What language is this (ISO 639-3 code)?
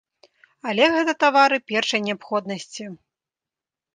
bel